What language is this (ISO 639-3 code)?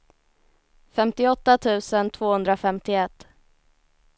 swe